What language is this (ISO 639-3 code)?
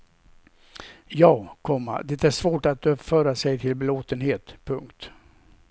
swe